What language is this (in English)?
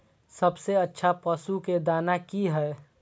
Maithili